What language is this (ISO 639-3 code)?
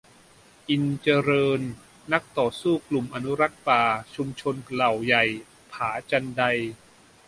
tha